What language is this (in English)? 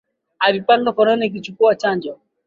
Swahili